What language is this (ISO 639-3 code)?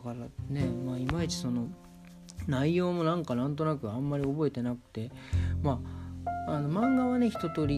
jpn